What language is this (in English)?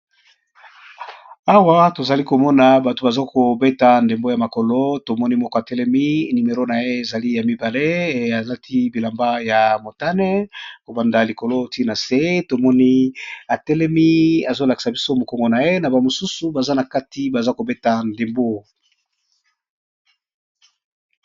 Lingala